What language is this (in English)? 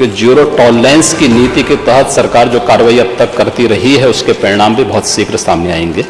Hindi